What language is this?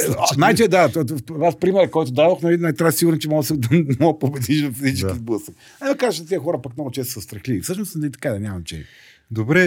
Bulgarian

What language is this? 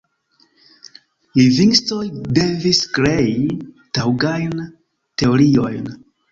Esperanto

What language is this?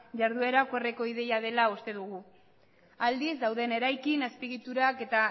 Basque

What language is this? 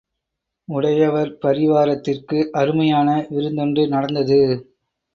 Tamil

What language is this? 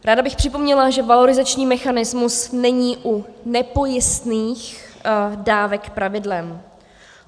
Czech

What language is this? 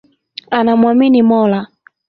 Swahili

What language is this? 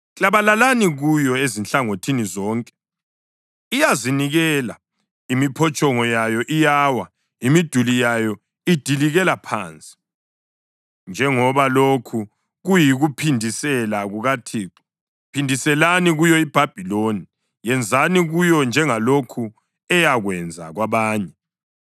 North Ndebele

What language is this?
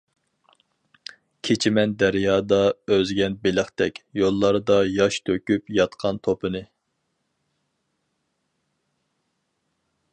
Uyghur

